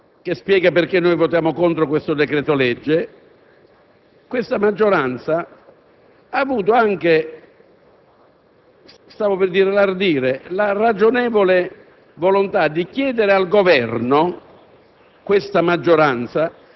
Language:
Italian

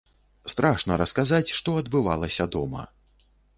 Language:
Belarusian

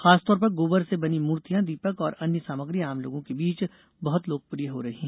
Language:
Hindi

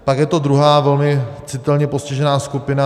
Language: Czech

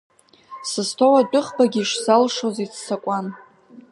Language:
Abkhazian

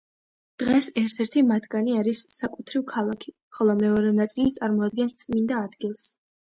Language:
Georgian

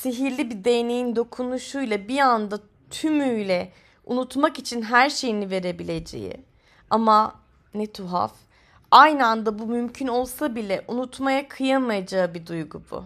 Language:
Turkish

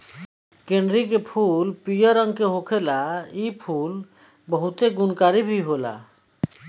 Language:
Bhojpuri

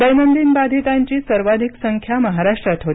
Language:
Marathi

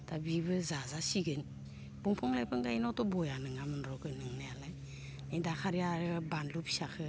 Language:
Bodo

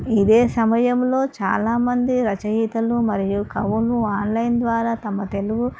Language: Telugu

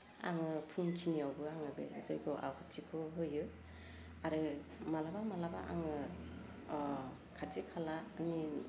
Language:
Bodo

